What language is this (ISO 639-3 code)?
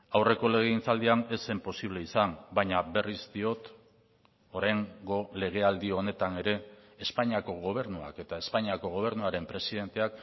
eus